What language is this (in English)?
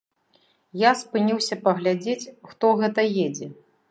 Belarusian